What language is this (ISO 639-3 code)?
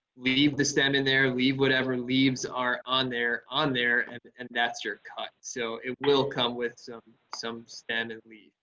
eng